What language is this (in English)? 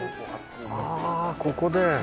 Japanese